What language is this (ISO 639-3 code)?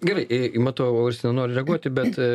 lit